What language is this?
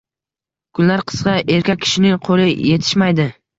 Uzbek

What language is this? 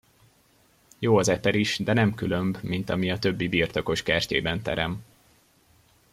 Hungarian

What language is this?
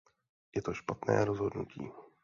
Czech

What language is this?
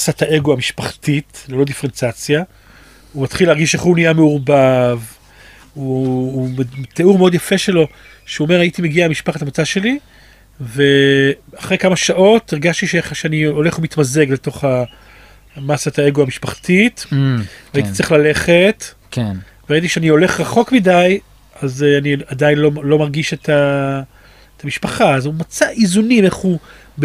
Hebrew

